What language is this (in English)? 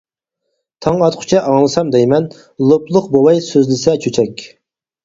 Uyghur